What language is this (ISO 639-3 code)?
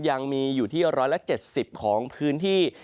tha